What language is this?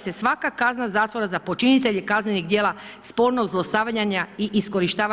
Croatian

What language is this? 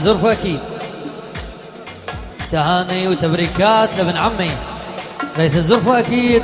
Arabic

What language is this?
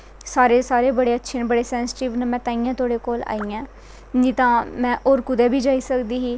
Dogri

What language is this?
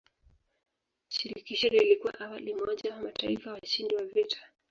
Swahili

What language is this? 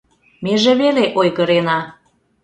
Mari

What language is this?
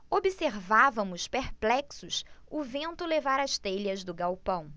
Portuguese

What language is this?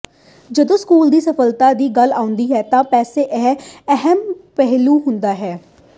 Punjabi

